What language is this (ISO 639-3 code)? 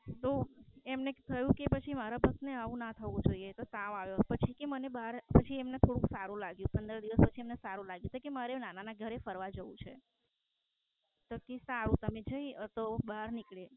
guj